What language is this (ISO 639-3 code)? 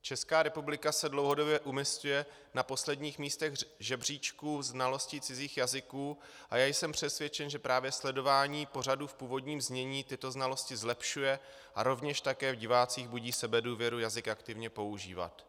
ces